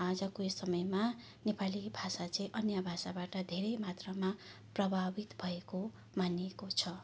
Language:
Nepali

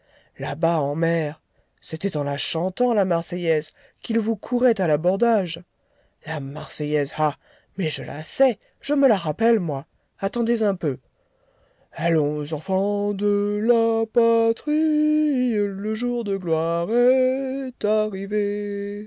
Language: French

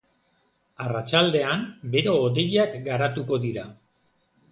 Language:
Basque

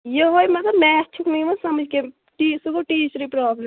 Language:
Kashmiri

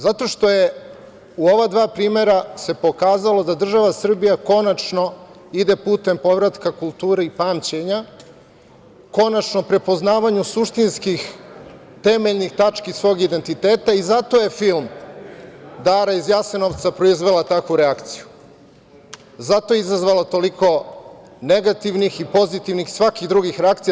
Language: Serbian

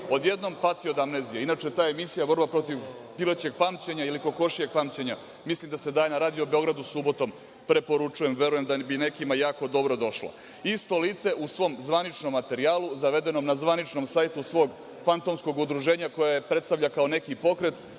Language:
Serbian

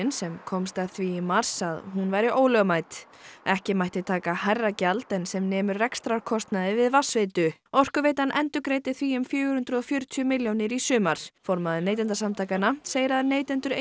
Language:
Icelandic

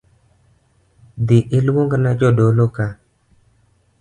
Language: Luo (Kenya and Tanzania)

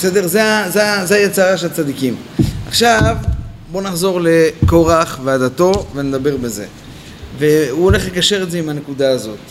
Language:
Hebrew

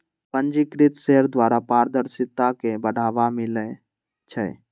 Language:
Magahi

